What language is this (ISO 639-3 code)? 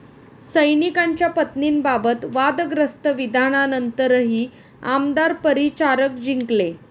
mar